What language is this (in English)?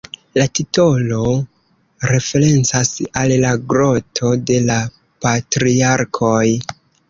Esperanto